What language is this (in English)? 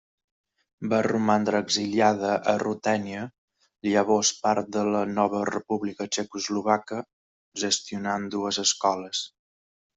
Catalan